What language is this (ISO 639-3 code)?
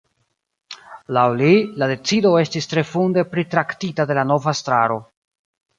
epo